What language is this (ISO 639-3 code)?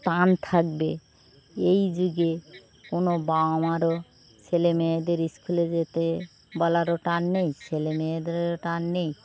ben